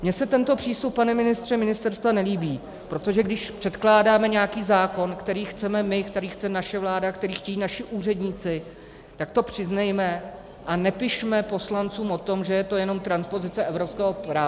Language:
Czech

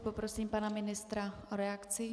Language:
Czech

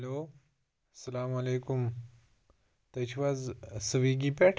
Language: Kashmiri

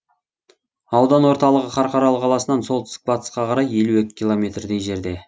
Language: Kazakh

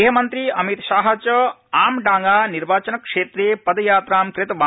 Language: Sanskrit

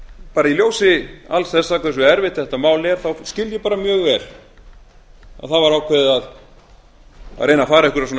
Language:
Icelandic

